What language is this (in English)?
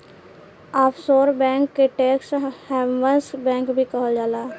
Bhojpuri